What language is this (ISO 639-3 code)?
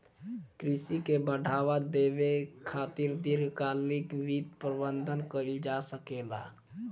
bho